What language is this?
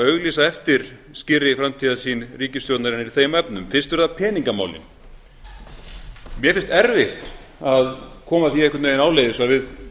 Icelandic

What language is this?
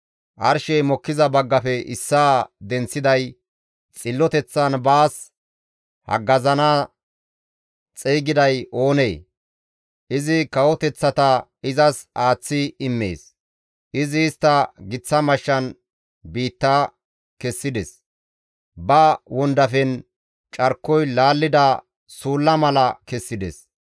Gamo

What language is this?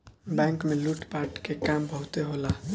Bhojpuri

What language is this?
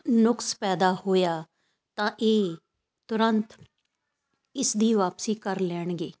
Punjabi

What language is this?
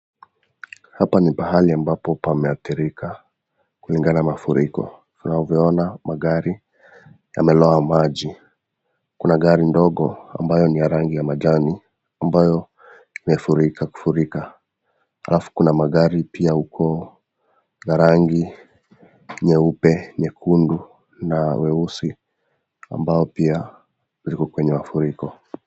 Swahili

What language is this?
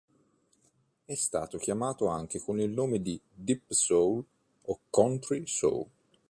Italian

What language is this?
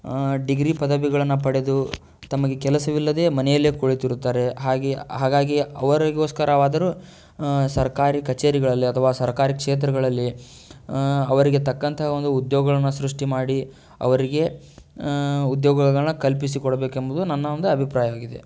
Kannada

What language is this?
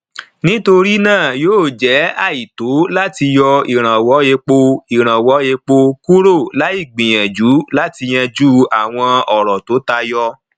Yoruba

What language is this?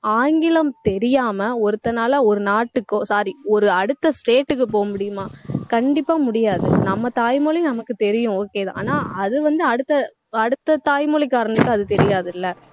Tamil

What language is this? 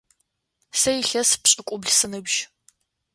Adyghe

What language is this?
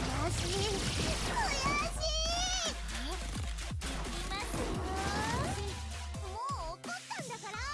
Japanese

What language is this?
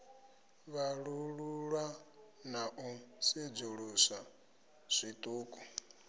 Venda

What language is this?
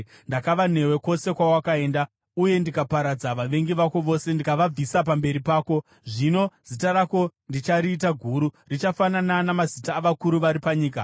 Shona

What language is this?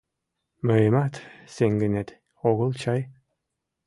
Mari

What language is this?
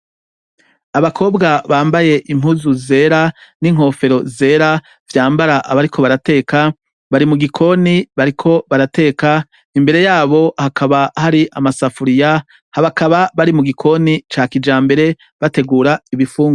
Rundi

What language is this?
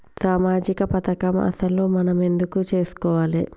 Telugu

